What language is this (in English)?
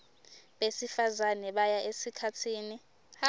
Swati